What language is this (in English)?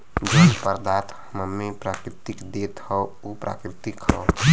Bhojpuri